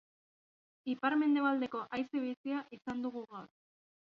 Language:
Basque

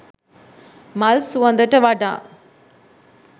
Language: Sinhala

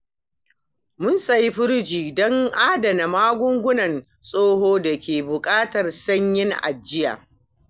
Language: Hausa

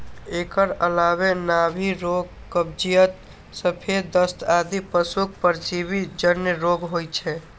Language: Maithili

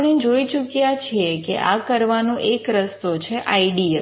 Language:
Gujarati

